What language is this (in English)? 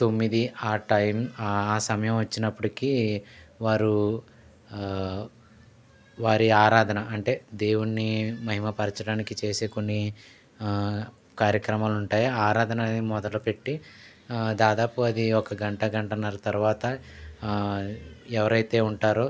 Telugu